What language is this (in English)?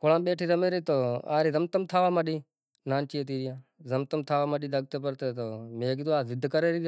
Kachi Koli